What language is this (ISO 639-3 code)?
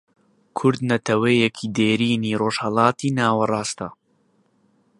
ckb